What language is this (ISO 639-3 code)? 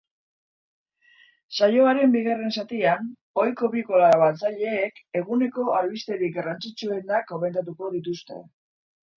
eus